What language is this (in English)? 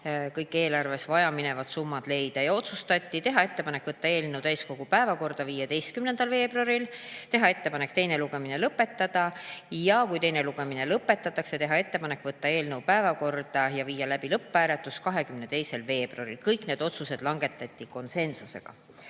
Estonian